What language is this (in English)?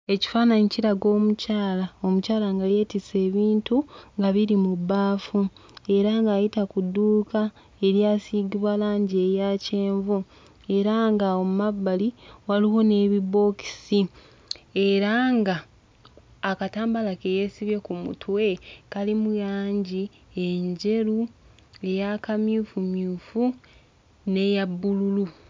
Ganda